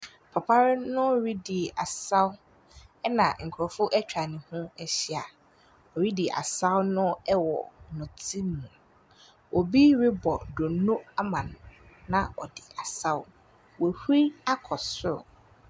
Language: Akan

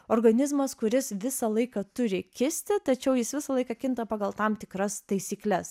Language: Lithuanian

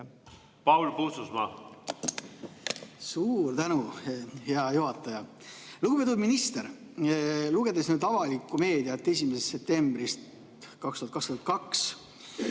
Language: Estonian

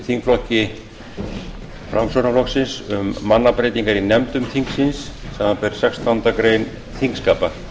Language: Icelandic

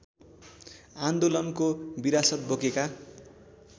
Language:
Nepali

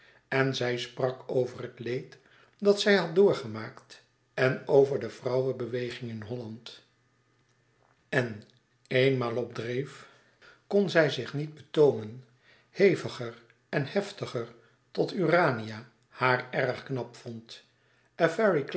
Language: Dutch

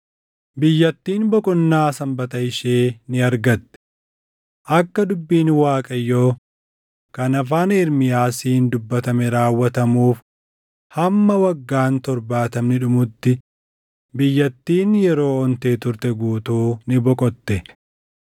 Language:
Oromo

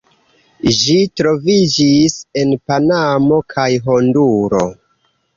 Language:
Esperanto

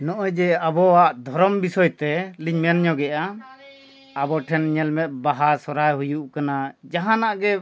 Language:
Santali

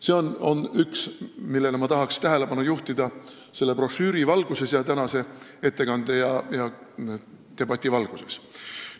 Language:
Estonian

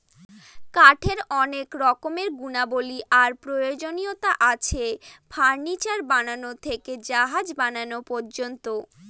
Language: Bangla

